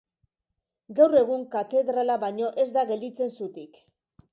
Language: Basque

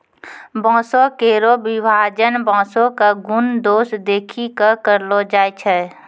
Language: Maithili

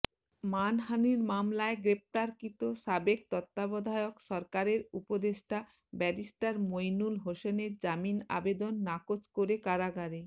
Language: Bangla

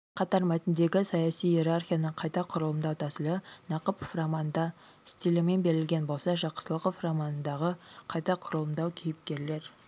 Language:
Kazakh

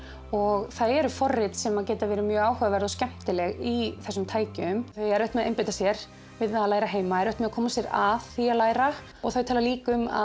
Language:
Icelandic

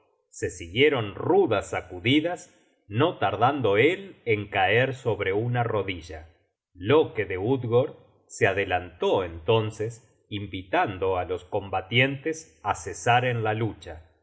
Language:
Spanish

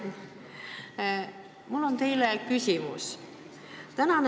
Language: Estonian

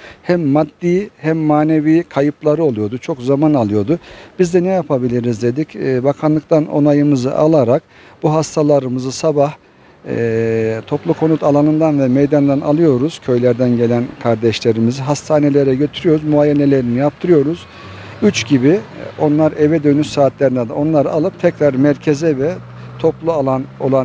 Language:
Turkish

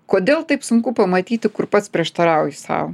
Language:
Lithuanian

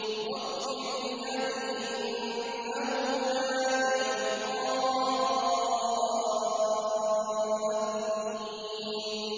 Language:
Arabic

